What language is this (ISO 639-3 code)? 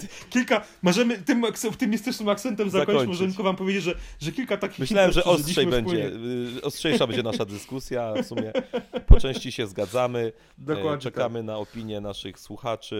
pol